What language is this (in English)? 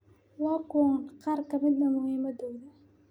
Somali